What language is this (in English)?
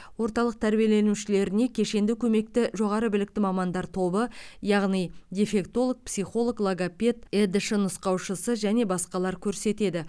Kazakh